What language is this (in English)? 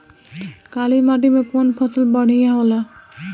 Bhojpuri